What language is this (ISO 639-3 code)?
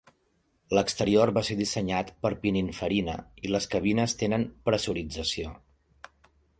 cat